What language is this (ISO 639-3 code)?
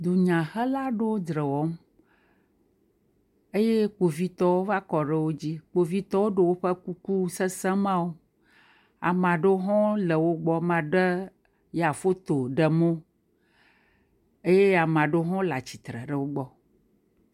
ewe